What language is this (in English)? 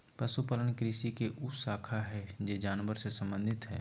Magahi